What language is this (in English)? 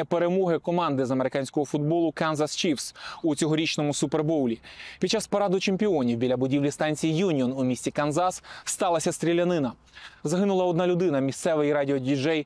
Ukrainian